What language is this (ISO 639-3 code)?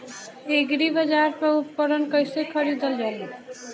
bho